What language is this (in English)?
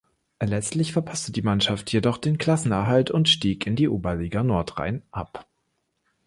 German